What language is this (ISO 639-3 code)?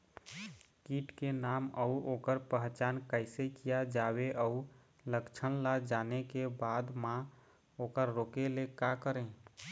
hne